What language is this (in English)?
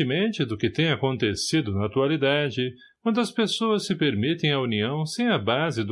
Portuguese